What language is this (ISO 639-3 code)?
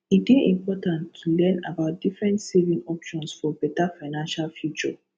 pcm